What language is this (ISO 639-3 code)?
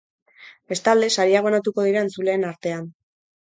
eus